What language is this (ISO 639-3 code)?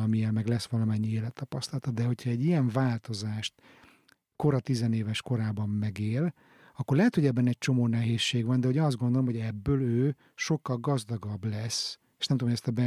hun